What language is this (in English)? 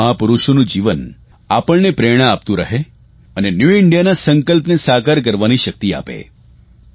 Gujarati